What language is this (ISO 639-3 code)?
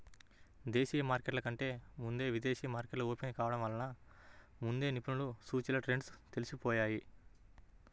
tel